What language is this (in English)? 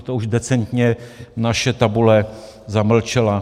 Czech